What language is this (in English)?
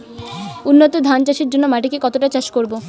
Bangla